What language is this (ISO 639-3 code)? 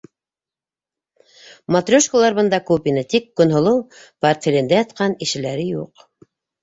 bak